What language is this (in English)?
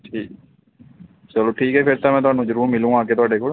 Punjabi